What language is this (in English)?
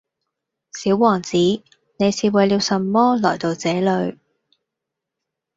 Cantonese